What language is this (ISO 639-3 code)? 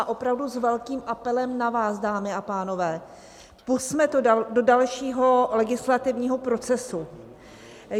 ces